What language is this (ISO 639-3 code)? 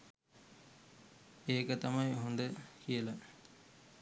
sin